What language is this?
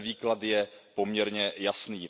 Czech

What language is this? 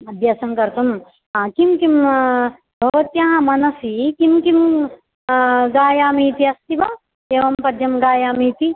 Sanskrit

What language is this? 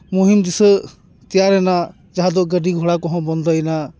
Santali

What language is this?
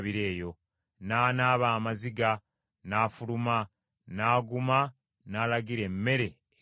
Ganda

